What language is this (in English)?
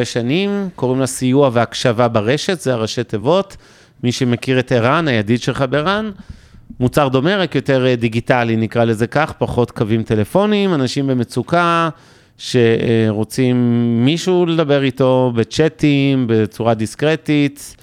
Hebrew